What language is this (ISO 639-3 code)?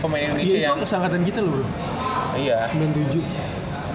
ind